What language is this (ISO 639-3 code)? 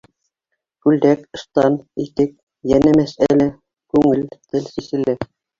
bak